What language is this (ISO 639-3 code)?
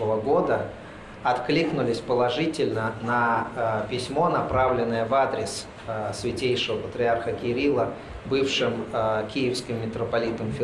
rus